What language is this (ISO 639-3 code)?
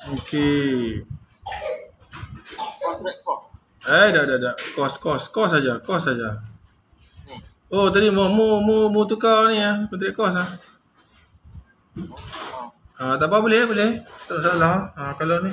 msa